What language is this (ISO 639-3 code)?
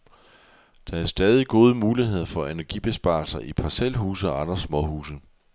dan